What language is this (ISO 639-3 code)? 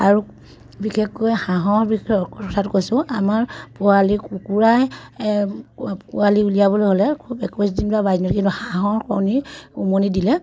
asm